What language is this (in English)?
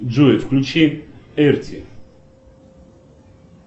Russian